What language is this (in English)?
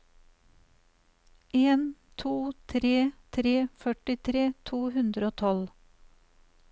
Norwegian